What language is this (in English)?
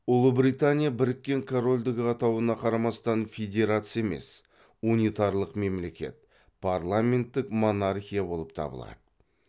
Kazakh